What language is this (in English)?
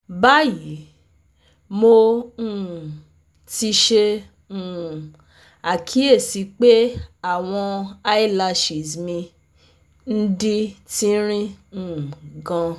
Yoruba